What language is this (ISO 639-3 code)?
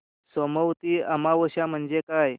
mar